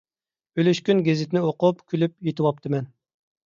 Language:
Uyghur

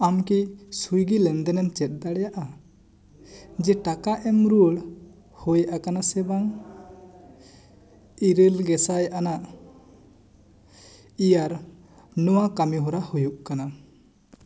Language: Santali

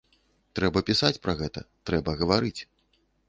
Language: Belarusian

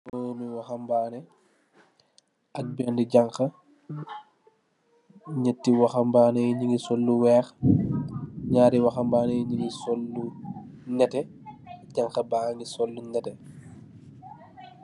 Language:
Wolof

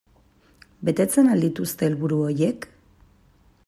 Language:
Basque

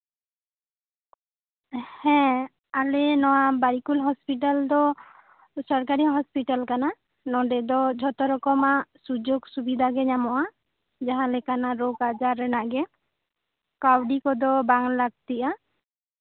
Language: Santali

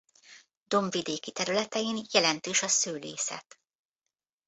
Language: Hungarian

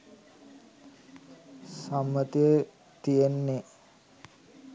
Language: Sinhala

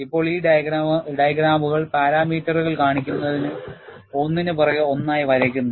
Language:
Malayalam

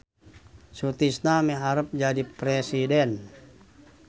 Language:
Sundanese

